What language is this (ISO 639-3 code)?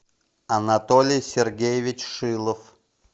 rus